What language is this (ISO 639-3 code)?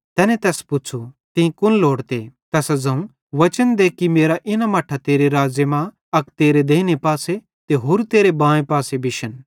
bhd